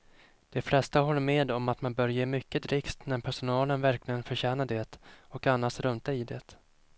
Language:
Swedish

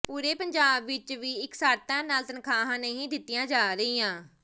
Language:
Punjabi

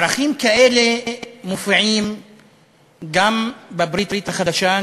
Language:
Hebrew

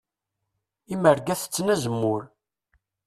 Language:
Kabyle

